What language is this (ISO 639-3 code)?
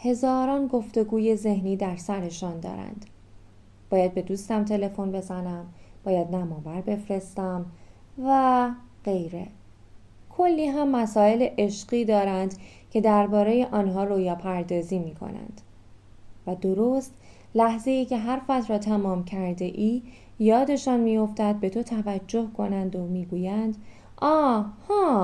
fas